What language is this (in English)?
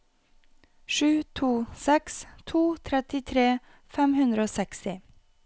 Norwegian